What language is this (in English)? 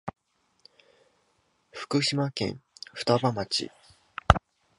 Japanese